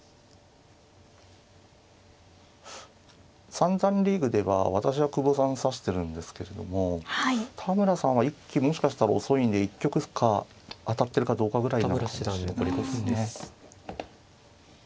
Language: Japanese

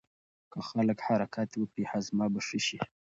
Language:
Pashto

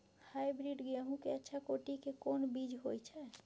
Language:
Maithili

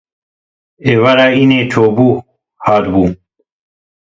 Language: Kurdish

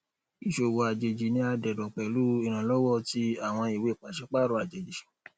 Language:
Yoruba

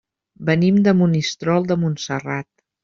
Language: Catalan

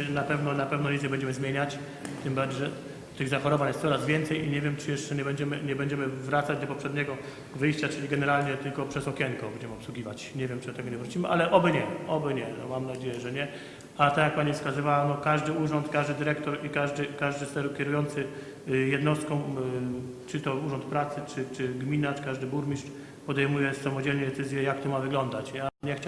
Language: Polish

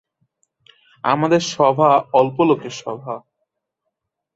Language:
Bangla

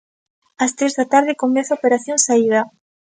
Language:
Galician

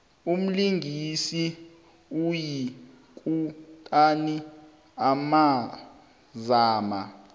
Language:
South Ndebele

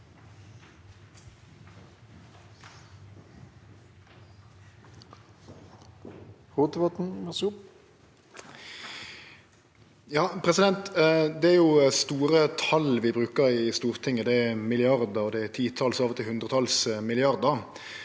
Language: Norwegian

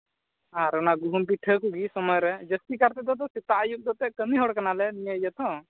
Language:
Santali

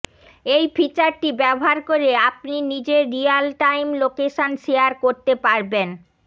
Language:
Bangla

